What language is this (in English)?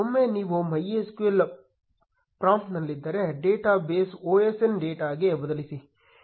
Kannada